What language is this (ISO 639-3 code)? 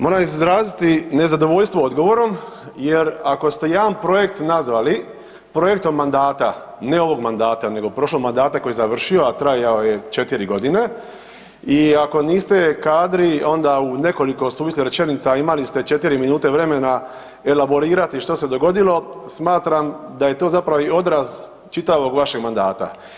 hrv